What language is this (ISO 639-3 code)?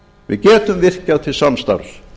isl